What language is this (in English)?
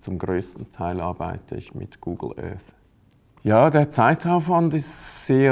German